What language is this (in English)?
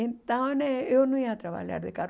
Portuguese